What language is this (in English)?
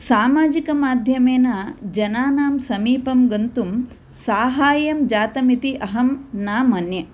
Sanskrit